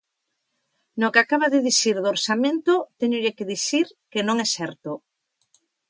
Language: Galician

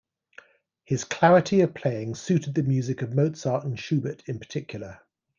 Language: English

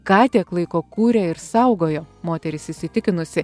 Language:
Lithuanian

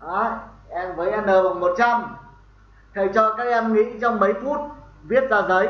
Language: Vietnamese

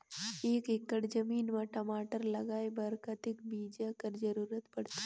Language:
Chhattisgarhi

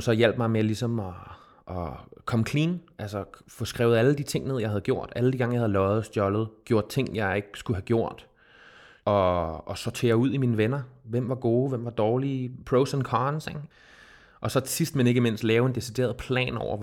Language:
Danish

